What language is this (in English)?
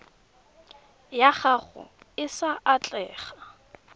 Tswana